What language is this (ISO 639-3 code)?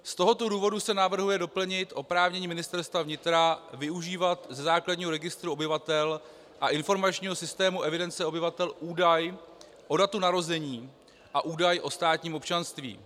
ces